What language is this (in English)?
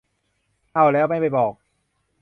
Thai